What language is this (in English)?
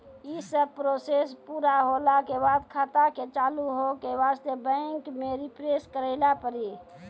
Maithili